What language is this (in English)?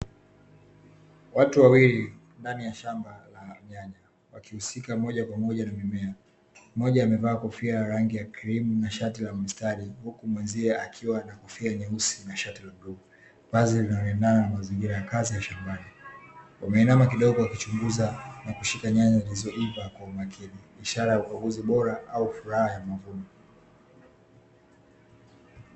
Swahili